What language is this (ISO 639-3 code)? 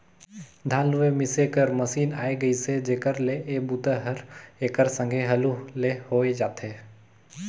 hne